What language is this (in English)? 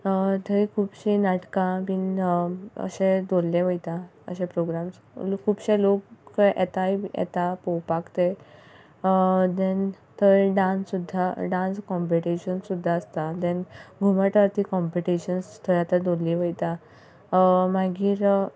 Konkani